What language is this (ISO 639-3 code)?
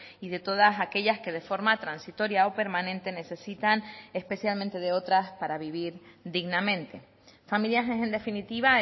spa